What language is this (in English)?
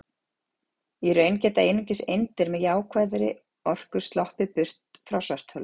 Icelandic